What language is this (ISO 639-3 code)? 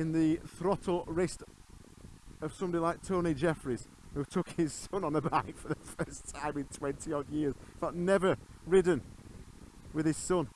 eng